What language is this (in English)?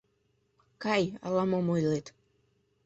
Mari